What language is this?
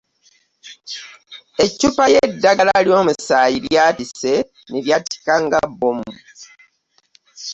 Ganda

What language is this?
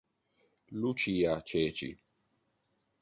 Italian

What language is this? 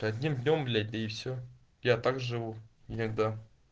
Russian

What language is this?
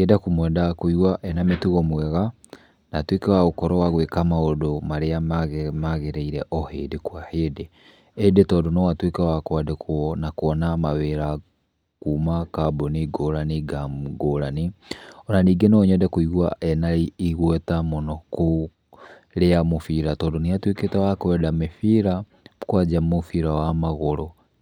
Kikuyu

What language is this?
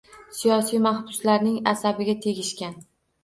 Uzbek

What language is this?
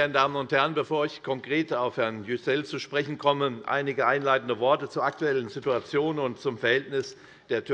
German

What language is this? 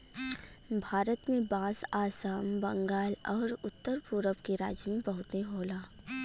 Bhojpuri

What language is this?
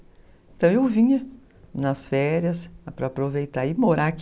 Portuguese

